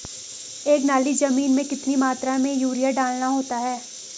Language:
Hindi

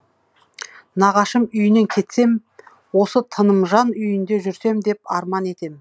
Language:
Kazakh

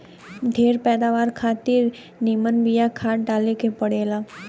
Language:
Bhojpuri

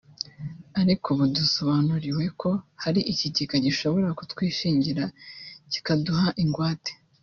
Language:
Kinyarwanda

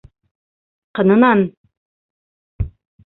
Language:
Bashkir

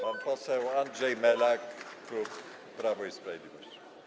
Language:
Polish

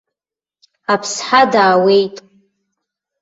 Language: Abkhazian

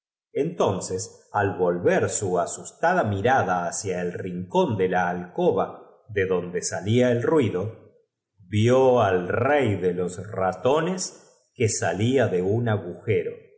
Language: Spanish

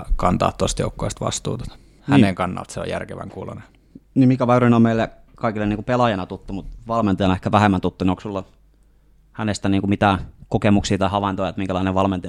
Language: Finnish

